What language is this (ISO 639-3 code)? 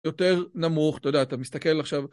heb